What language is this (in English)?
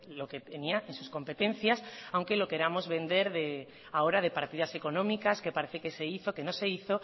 Spanish